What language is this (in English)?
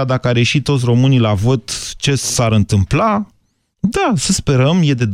Romanian